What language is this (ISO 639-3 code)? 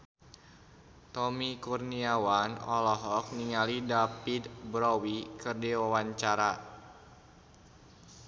sun